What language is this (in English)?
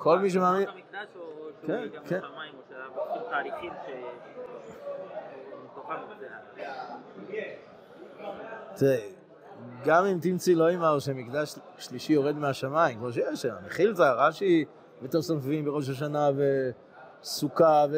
Hebrew